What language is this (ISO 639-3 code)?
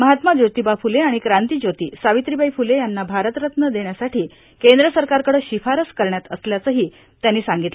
mar